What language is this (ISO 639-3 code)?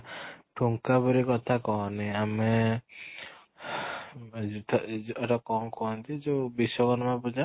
ori